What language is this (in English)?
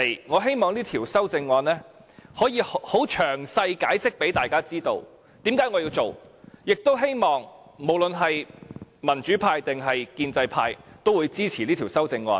Cantonese